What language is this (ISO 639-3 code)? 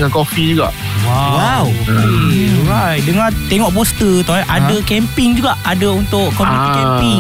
msa